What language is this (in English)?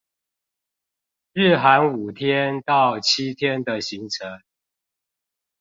Chinese